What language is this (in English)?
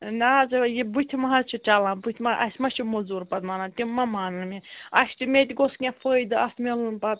Kashmiri